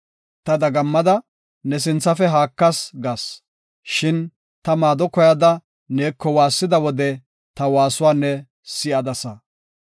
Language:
Gofa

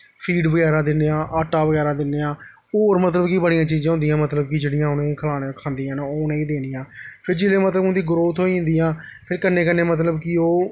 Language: Dogri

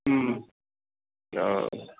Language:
Maithili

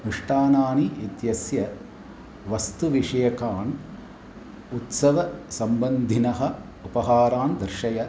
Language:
Sanskrit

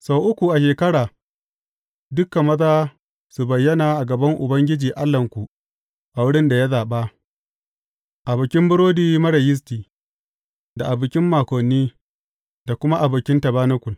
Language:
Hausa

